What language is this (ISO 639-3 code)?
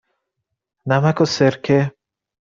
fas